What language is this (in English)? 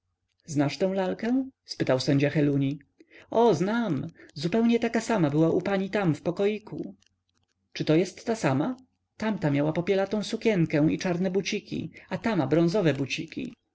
Polish